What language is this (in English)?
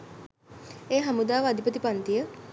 Sinhala